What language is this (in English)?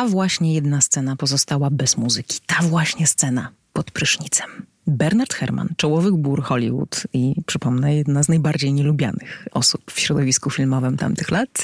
Polish